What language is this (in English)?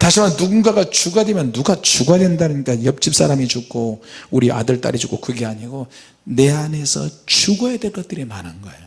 Korean